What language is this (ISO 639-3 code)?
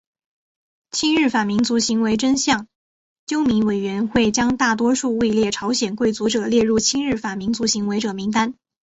zho